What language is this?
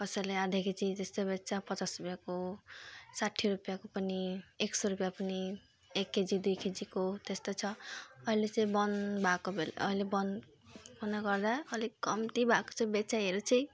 Nepali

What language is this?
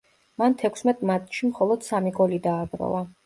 Georgian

